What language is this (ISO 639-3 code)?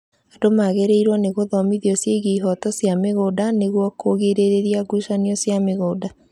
kik